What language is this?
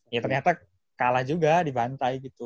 Indonesian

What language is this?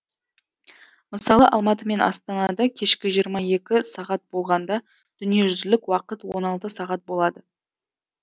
Kazakh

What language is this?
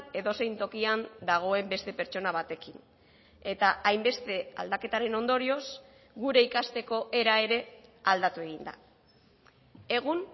Basque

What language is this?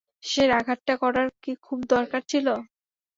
Bangla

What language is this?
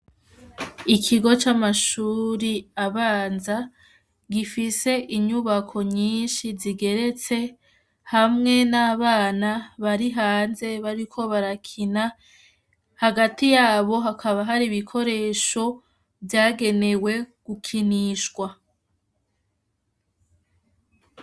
Rundi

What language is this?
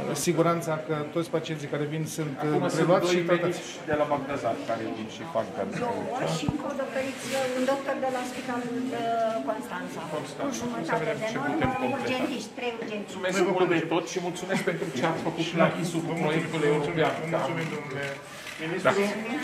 Romanian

